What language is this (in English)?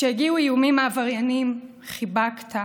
Hebrew